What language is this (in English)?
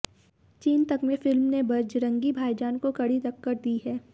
Hindi